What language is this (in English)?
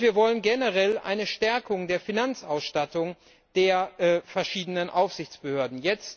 German